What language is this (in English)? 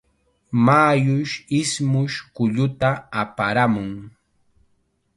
Chiquián Ancash Quechua